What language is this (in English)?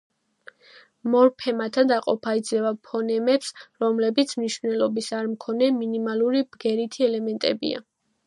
Georgian